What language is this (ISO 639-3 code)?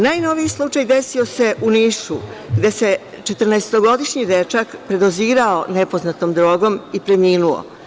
srp